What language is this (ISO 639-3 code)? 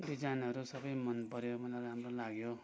nep